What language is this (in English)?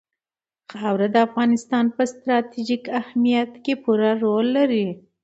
Pashto